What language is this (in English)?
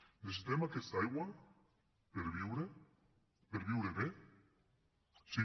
Catalan